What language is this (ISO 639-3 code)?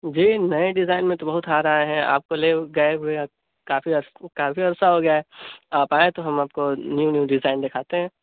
urd